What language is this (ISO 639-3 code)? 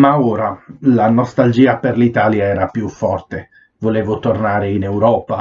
ita